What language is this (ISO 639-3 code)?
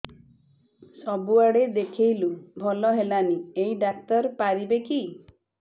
ori